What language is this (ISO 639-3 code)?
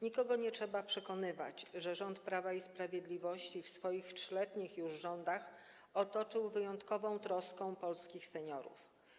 pol